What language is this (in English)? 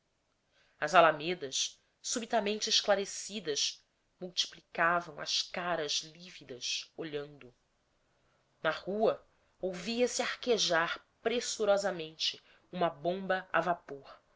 Portuguese